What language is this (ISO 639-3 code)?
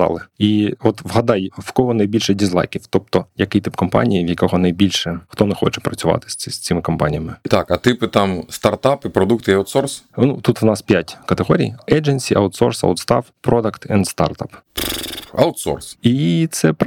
ukr